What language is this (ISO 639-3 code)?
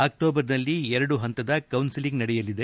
kan